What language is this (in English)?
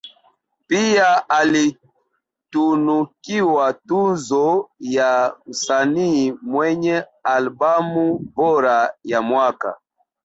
Swahili